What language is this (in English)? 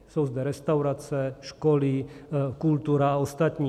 Czech